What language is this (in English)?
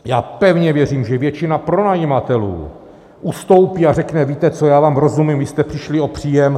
Czech